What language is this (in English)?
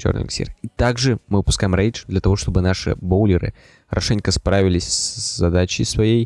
Russian